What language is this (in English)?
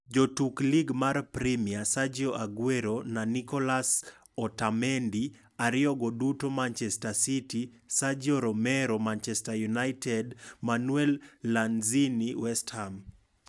Luo (Kenya and Tanzania)